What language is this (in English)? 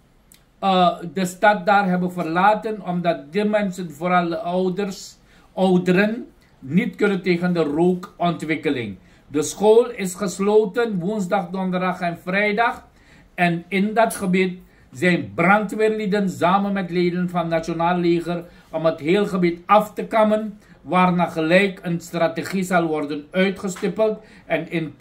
Dutch